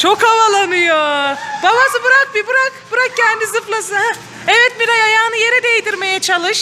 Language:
Turkish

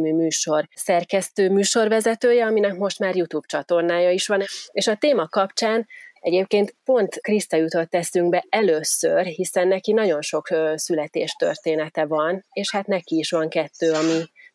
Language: Hungarian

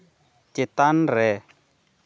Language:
Santali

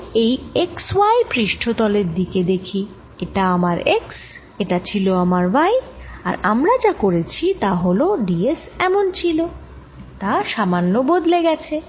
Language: Bangla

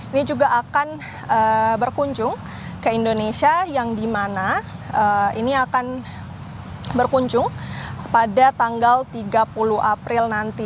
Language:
Indonesian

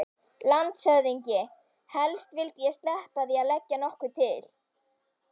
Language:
Icelandic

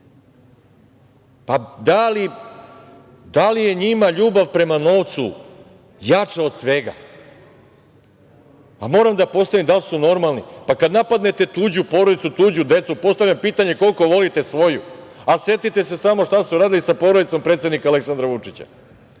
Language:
Serbian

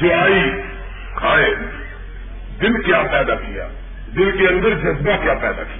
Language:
Urdu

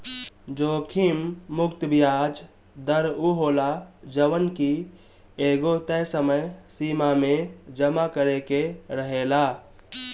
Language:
Bhojpuri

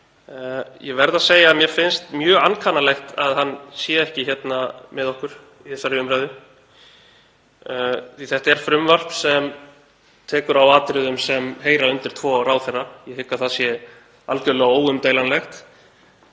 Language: Icelandic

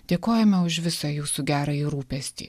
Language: Lithuanian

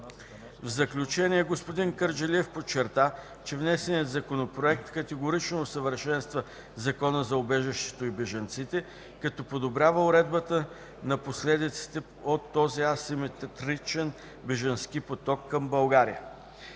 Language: Bulgarian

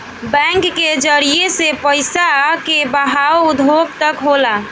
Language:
Bhojpuri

